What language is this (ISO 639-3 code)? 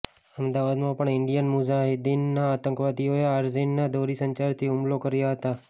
guj